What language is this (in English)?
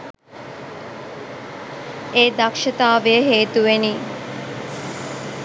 Sinhala